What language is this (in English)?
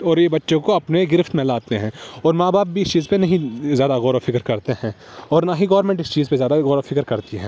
Urdu